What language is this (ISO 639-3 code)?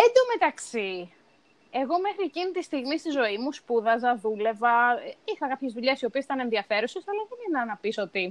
ell